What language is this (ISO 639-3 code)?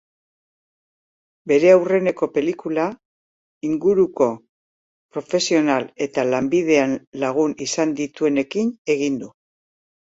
eus